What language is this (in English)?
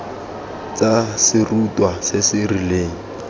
Tswana